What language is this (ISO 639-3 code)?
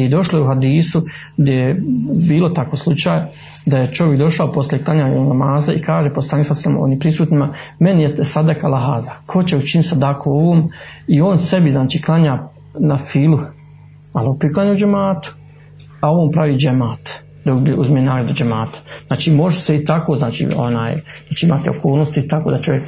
hrv